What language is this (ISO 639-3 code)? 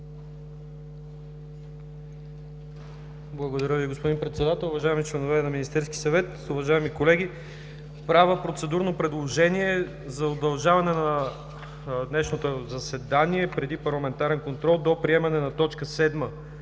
bul